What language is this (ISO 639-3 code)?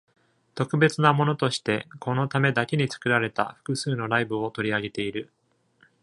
jpn